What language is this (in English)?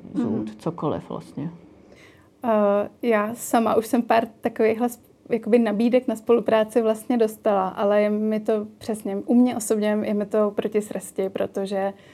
Czech